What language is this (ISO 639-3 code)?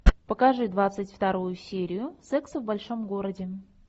rus